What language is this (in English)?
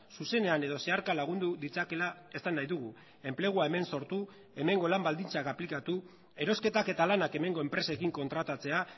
Basque